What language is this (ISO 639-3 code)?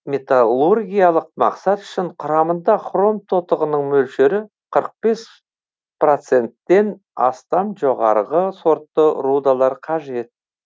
kaz